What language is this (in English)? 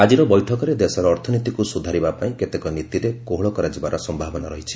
Odia